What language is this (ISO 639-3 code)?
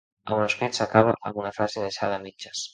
cat